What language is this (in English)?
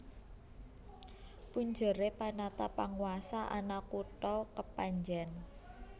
Javanese